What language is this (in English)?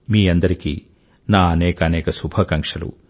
Telugu